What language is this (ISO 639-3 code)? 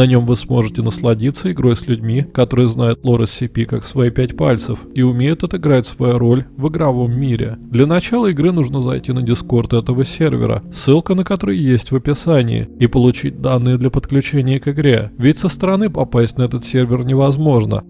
rus